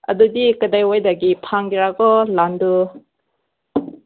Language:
Manipuri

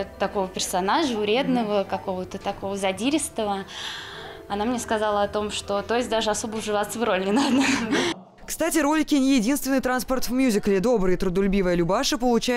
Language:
Russian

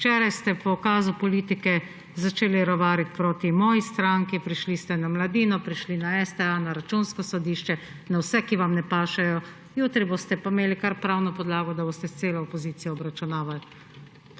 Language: Slovenian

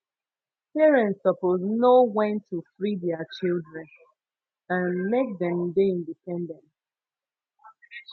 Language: Nigerian Pidgin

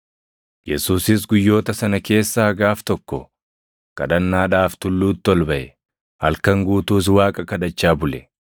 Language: Oromo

